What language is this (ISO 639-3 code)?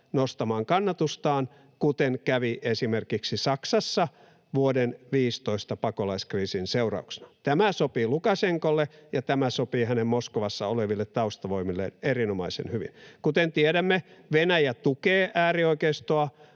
fin